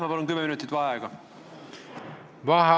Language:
Estonian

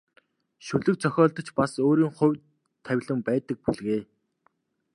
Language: Mongolian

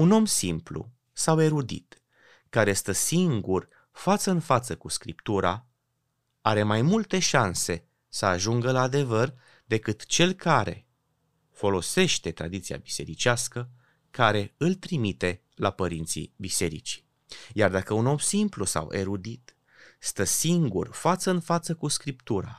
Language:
Romanian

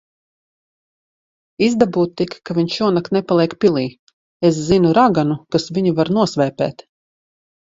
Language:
Latvian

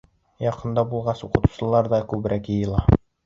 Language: Bashkir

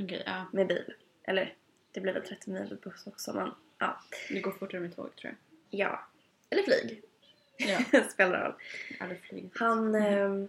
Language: Swedish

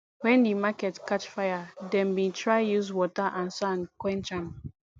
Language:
Nigerian Pidgin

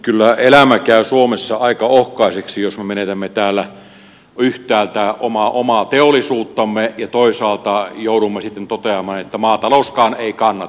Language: Finnish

